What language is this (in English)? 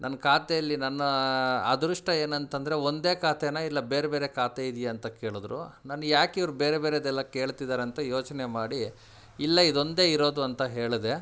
Kannada